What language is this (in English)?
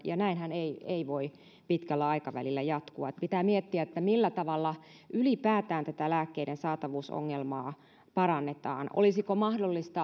Finnish